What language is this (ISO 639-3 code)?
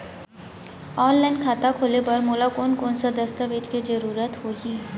hne